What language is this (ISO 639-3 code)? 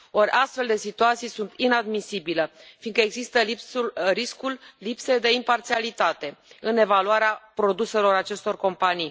ron